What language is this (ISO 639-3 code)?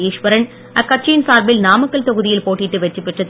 tam